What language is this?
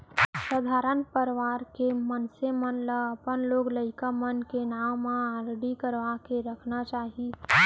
Chhattisgarhi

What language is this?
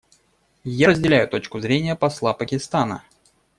Russian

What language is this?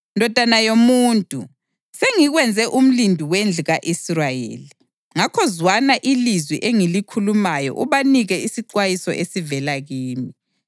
North Ndebele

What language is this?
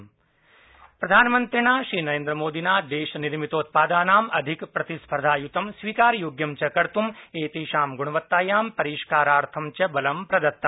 Sanskrit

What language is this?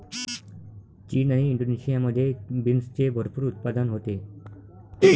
Marathi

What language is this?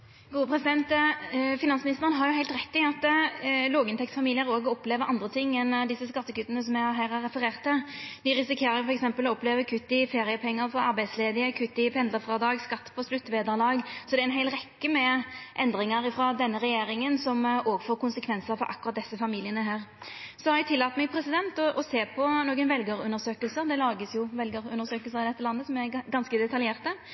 Norwegian Nynorsk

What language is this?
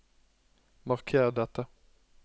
Norwegian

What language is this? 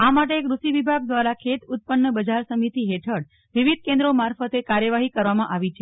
Gujarati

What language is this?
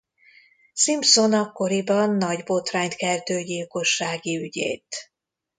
Hungarian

